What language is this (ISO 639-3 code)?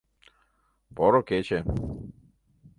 chm